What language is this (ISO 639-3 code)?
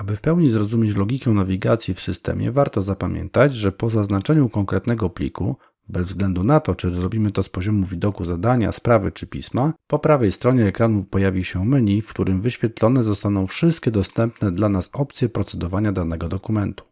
pol